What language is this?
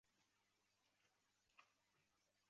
Chinese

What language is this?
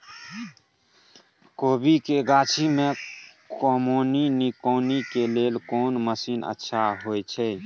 Maithili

